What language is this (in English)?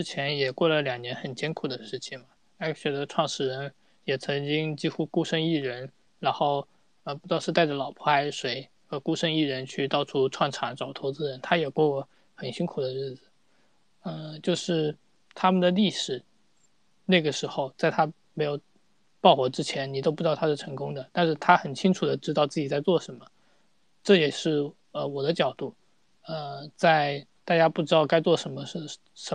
Chinese